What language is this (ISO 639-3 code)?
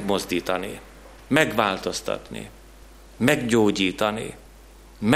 hun